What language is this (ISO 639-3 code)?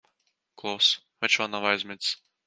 lav